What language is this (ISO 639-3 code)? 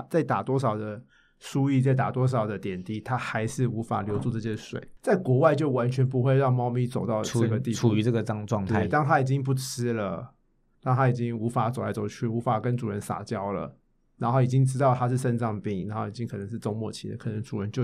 zho